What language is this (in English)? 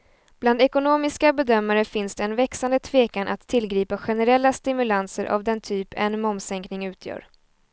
Swedish